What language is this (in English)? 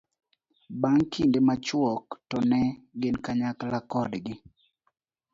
Luo (Kenya and Tanzania)